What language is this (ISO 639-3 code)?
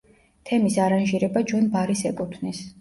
kat